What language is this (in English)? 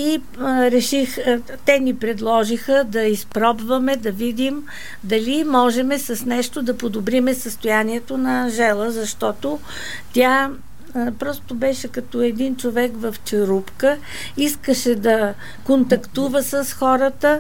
Bulgarian